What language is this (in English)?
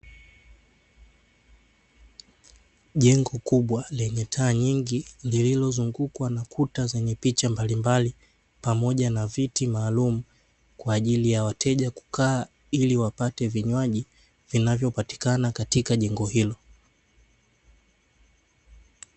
Swahili